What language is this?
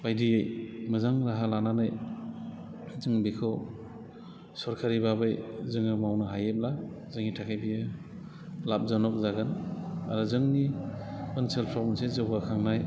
Bodo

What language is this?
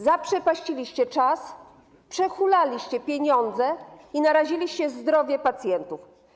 Polish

